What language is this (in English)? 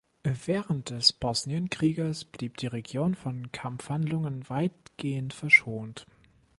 German